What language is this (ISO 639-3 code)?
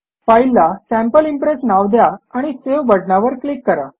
mar